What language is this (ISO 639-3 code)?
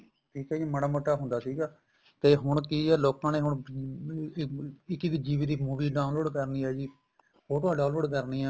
pan